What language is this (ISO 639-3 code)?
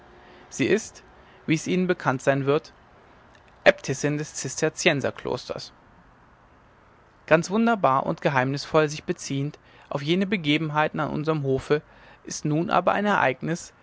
deu